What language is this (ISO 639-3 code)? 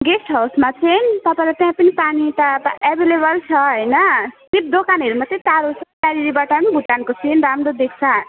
nep